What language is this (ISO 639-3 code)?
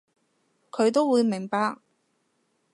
yue